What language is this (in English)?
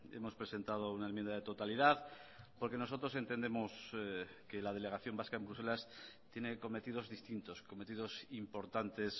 Spanish